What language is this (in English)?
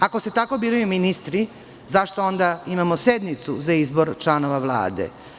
Serbian